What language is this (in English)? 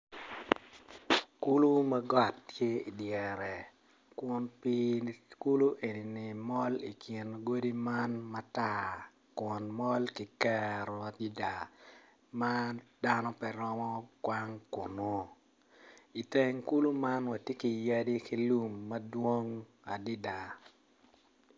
Acoli